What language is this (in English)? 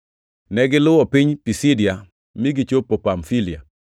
Luo (Kenya and Tanzania)